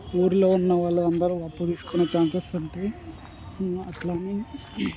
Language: Telugu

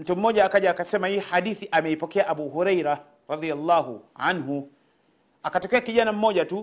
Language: Swahili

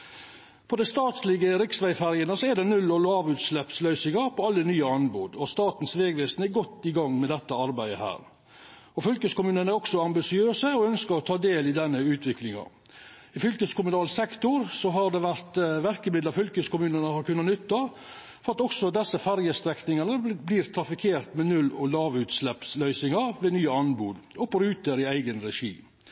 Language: Norwegian Nynorsk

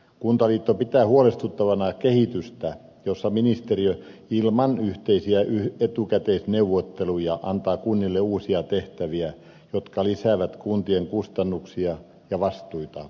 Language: Finnish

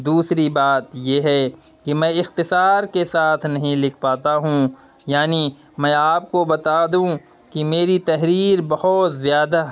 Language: Urdu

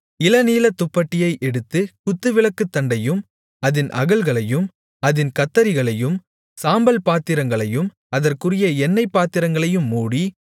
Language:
Tamil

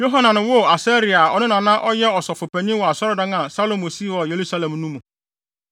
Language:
Akan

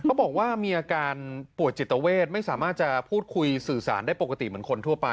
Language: Thai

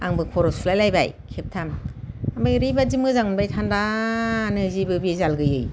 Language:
Bodo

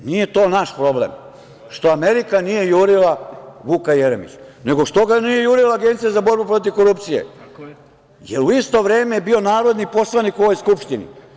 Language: Serbian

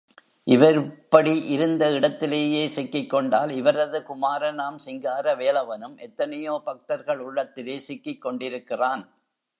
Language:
Tamil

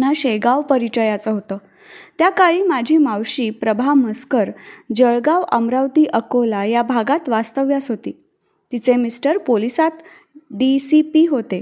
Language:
Marathi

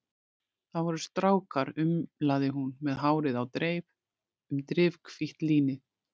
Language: Icelandic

